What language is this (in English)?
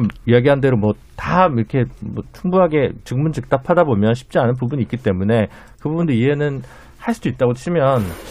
Korean